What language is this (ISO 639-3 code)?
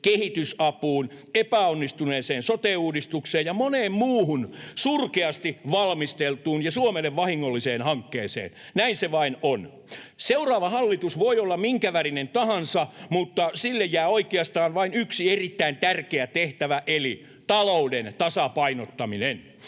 fin